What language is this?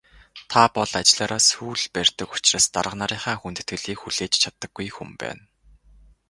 Mongolian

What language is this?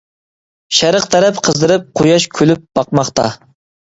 Uyghur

